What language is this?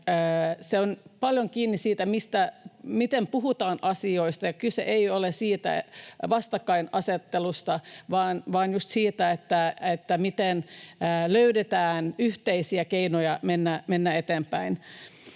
Finnish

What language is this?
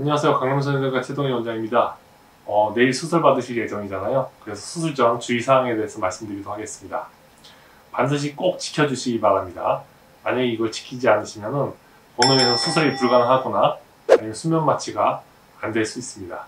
Korean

